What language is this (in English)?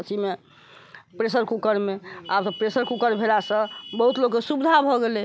Maithili